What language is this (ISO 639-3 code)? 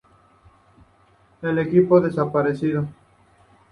spa